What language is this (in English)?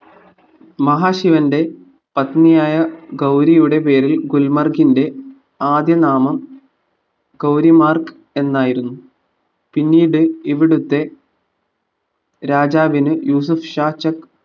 Malayalam